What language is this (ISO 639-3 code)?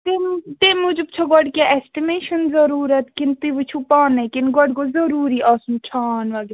kas